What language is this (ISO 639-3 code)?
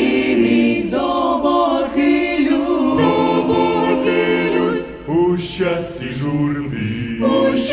ukr